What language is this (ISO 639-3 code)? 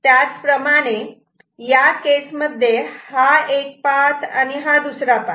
mar